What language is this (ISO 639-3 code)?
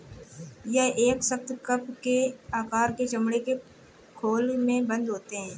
hin